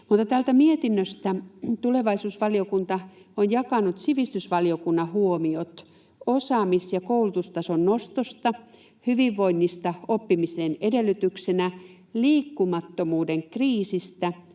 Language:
Finnish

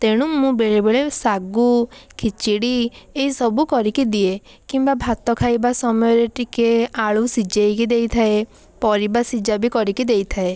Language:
Odia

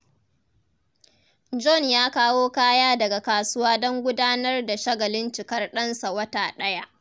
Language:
Hausa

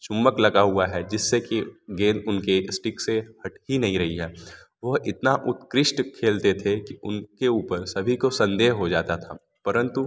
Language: Hindi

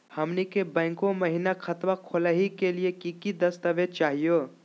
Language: Magahi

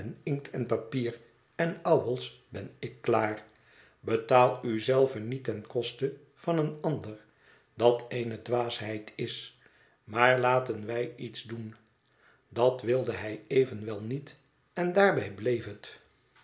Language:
Dutch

